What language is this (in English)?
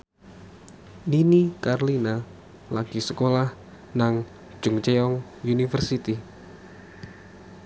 Javanese